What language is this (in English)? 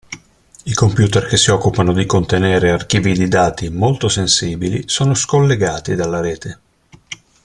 Italian